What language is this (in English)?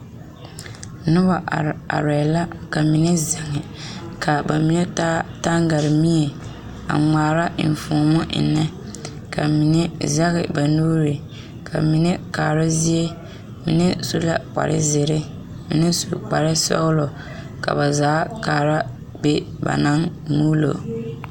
Southern Dagaare